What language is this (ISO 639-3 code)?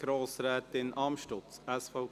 gsw